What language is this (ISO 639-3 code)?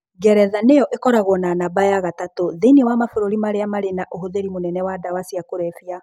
kik